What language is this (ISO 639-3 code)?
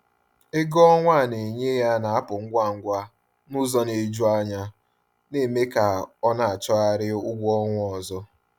ibo